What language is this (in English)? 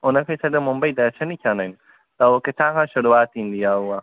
Sindhi